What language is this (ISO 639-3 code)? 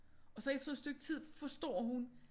dan